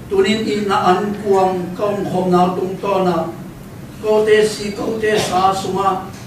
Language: Thai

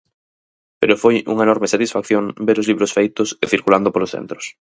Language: Galician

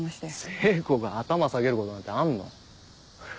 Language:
Japanese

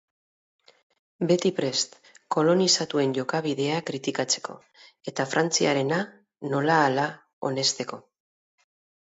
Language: Basque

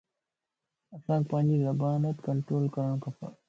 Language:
Lasi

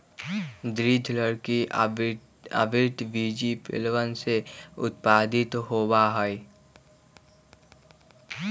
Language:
Magahi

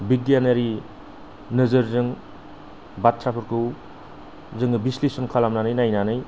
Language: Bodo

